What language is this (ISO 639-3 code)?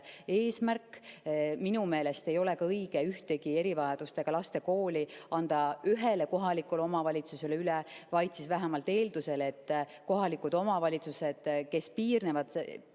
est